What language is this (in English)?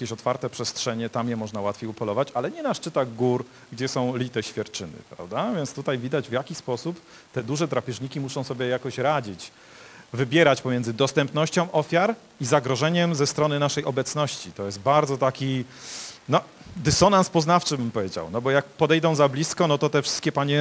Polish